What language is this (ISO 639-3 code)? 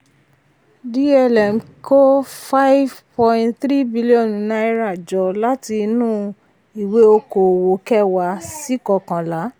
yor